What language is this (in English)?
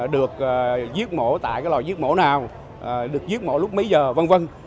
Vietnamese